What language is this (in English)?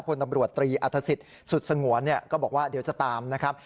Thai